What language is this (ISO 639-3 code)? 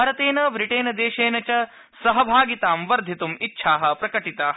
san